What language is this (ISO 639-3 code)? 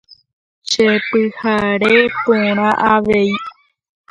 grn